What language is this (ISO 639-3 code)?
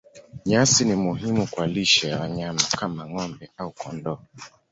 swa